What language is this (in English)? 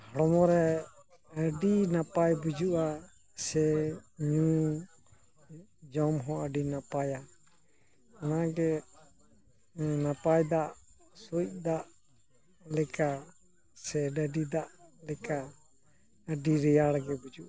Santali